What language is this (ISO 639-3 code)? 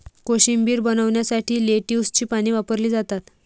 mar